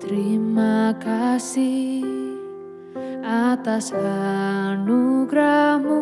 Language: Indonesian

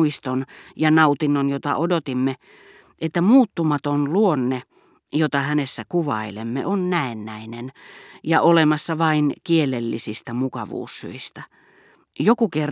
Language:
Finnish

